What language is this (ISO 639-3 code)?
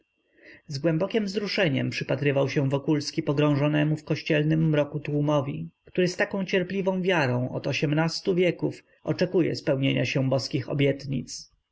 pol